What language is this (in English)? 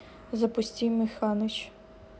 Russian